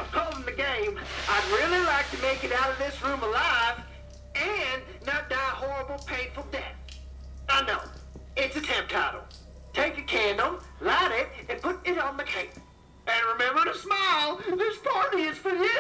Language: English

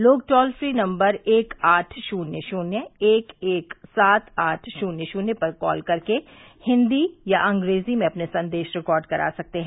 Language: Hindi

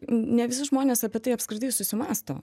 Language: Lithuanian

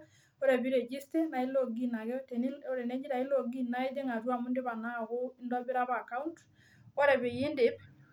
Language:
Masai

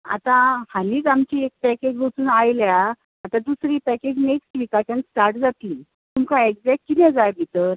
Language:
Konkani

